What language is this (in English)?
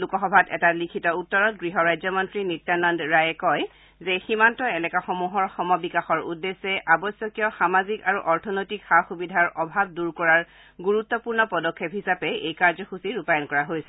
Assamese